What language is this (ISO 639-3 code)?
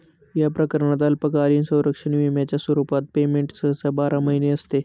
mar